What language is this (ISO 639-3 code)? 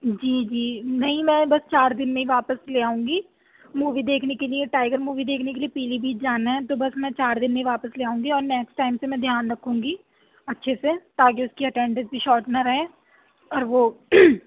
urd